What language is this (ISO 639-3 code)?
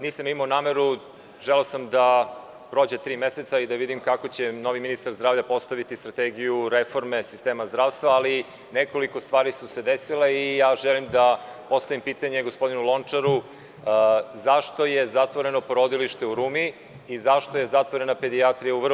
srp